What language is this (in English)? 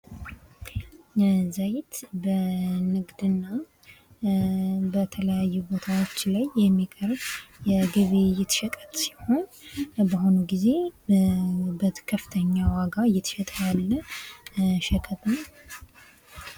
Amharic